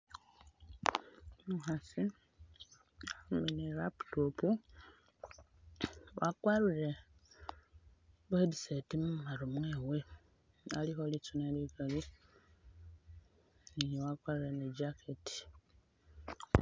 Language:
Masaaba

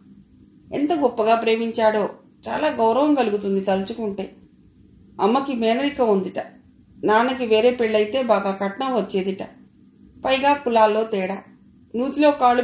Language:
Telugu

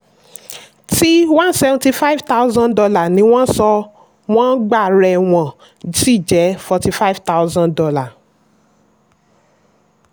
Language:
Yoruba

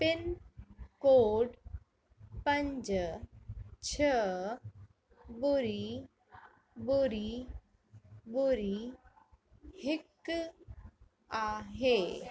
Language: Sindhi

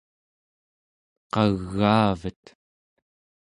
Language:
Central Yupik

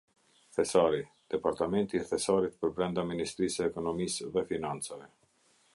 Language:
Albanian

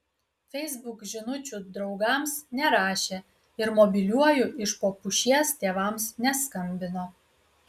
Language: Lithuanian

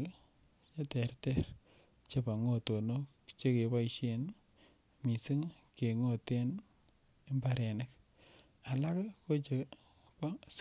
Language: Kalenjin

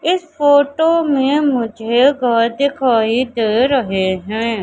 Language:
Hindi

